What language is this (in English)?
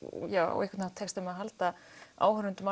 Icelandic